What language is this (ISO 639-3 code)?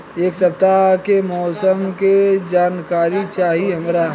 bho